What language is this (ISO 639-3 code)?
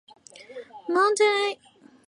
zho